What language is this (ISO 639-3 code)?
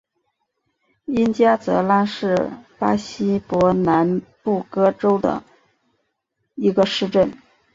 zho